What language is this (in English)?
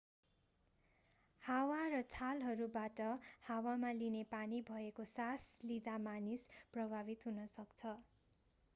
Nepali